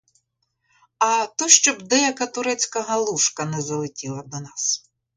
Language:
Ukrainian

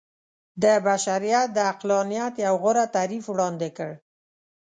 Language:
Pashto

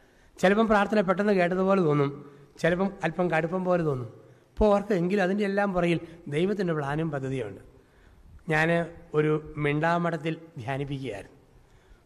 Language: Malayalam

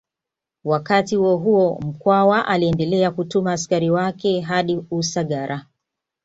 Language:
Swahili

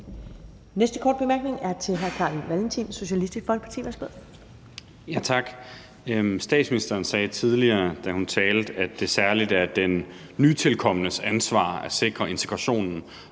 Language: Danish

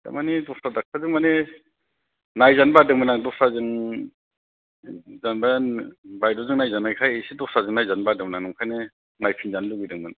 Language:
Bodo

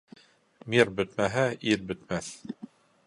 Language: Bashkir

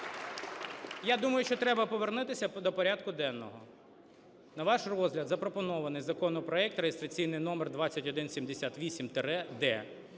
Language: Ukrainian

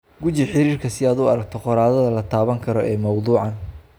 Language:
Somali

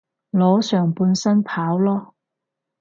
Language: Cantonese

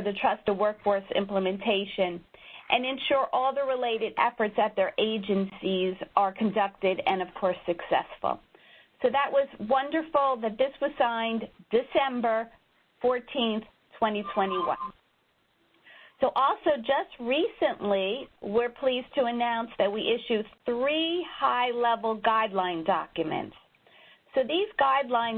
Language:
English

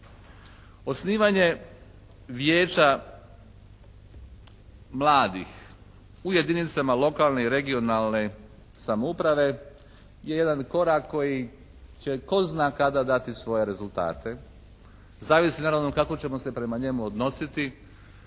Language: Croatian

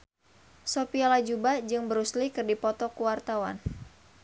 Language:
Sundanese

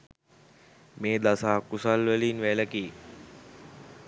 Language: Sinhala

